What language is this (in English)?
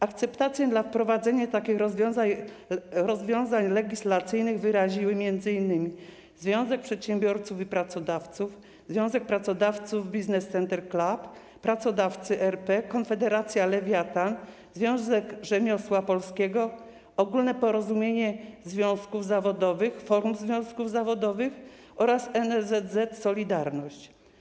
Polish